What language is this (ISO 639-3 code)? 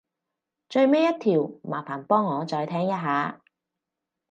yue